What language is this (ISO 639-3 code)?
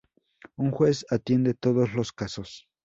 spa